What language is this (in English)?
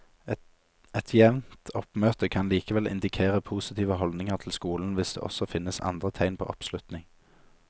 Norwegian